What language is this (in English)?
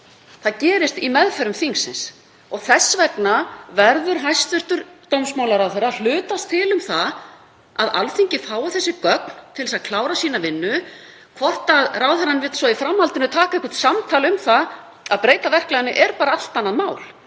Icelandic